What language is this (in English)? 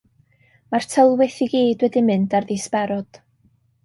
Welsh